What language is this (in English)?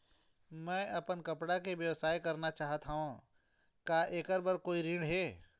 Chhattisgarhi